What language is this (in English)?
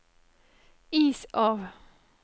Norwegian